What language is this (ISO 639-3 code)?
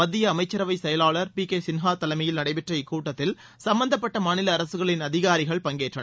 tam